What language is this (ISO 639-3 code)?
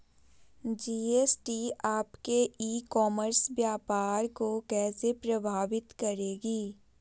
mag